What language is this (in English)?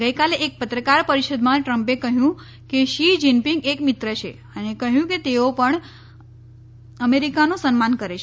Gujarati